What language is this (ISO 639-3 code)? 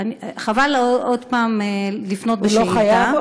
heb